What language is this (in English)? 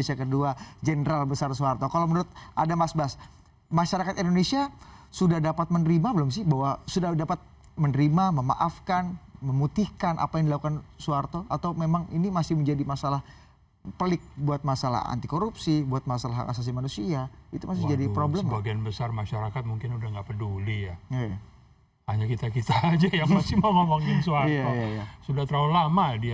Indonesian